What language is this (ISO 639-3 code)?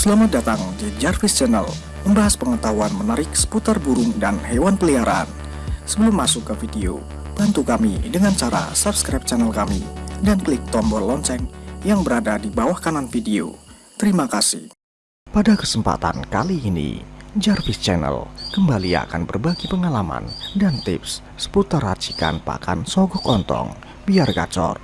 ind